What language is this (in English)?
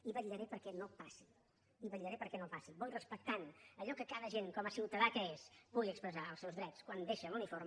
Catalan